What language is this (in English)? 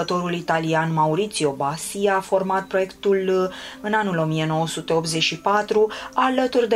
Romanian